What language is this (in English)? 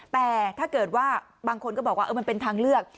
Thai